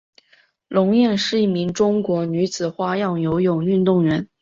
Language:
Chinese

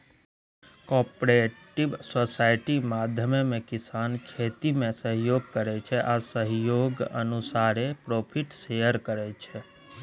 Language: Maithili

